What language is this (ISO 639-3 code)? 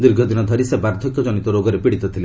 ori